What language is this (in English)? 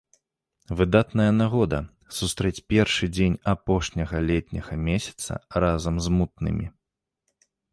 Belarusian